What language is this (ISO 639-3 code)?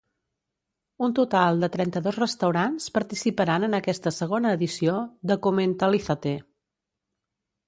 cat